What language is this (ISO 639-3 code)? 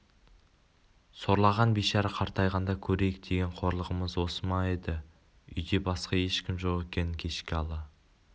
kaz